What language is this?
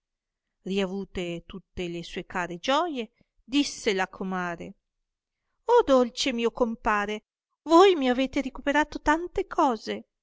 Italian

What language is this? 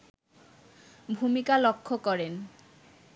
Bangla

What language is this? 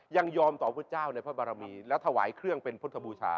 Thai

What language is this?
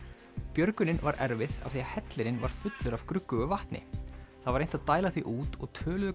Icelandic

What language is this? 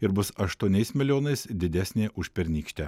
Lithuanian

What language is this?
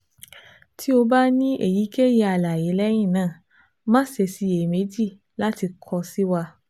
Yoruba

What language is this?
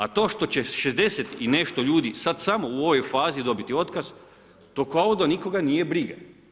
Croatian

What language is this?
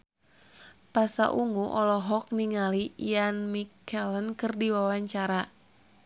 Sundanese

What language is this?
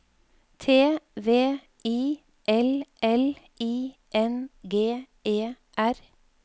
Norwegian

